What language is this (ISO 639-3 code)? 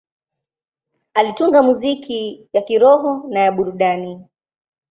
swa